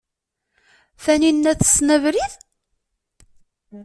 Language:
Kabyle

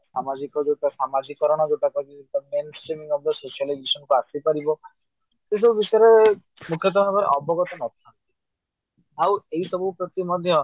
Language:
Odia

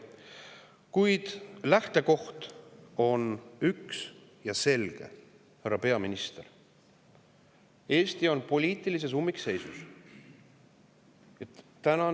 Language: Estonian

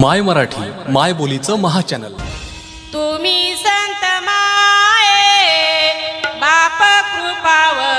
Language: Marathi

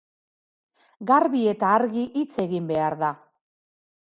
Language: Basque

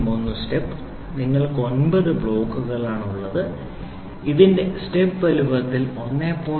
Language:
Malayalam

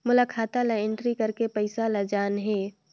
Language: Chhattisgarhi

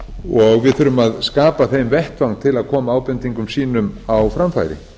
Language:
Icelandic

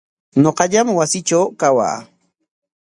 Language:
Corongo Ancash Quechua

